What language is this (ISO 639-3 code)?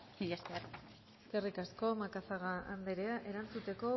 eus